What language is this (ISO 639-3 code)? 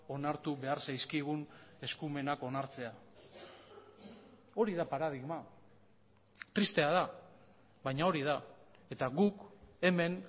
eus